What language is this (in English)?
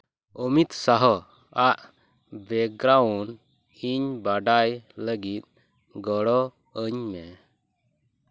Santali